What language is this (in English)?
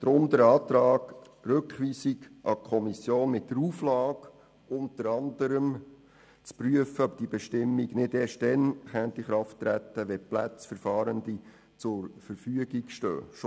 Swiss German